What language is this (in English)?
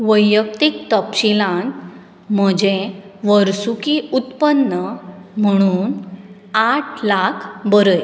Konkani